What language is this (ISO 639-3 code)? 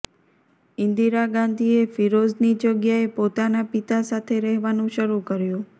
guj